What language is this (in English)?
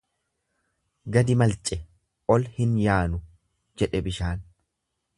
Oromo